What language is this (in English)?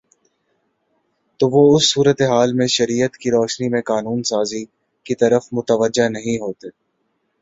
Urdu